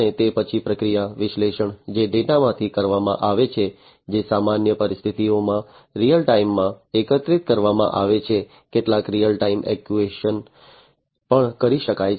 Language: Gujarati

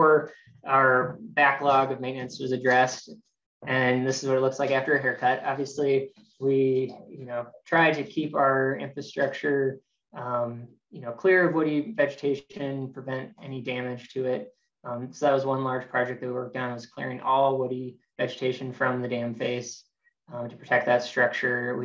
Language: English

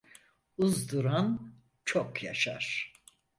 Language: Turkish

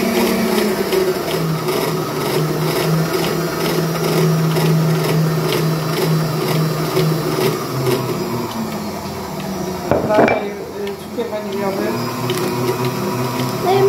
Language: Polish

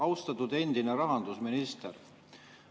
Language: Estonian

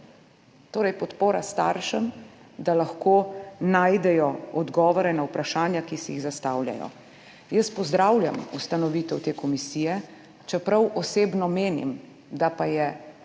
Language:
Slovenian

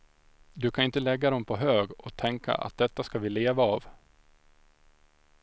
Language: Swedish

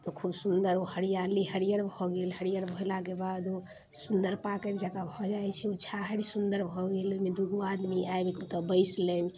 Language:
Maithili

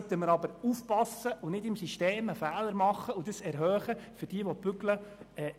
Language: Swiss German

